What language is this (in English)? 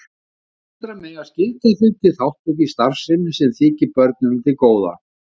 Icelandic